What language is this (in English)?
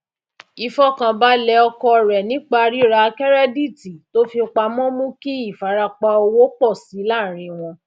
Yoruba